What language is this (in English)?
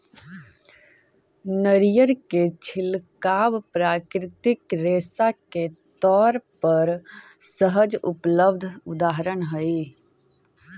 Magahi